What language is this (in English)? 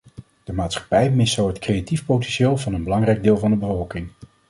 Dutch